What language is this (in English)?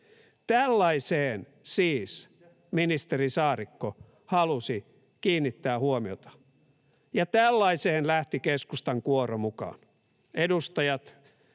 Finnish